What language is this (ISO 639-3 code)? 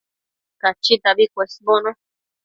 mcf